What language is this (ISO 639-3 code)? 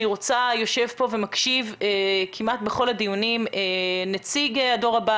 heb